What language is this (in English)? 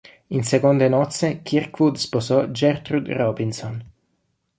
Italian